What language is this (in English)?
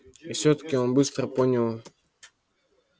Russian